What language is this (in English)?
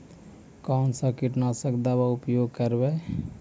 Magahi